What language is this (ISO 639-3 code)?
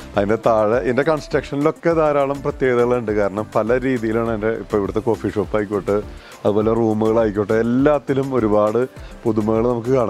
tur